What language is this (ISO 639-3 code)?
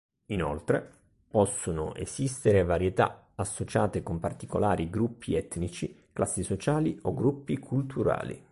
ita